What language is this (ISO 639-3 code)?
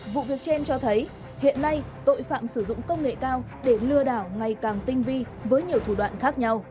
vie